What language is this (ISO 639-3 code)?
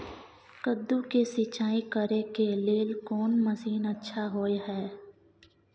mai